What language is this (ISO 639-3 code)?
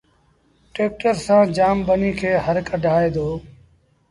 sbn